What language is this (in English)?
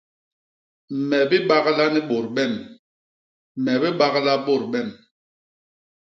Basaa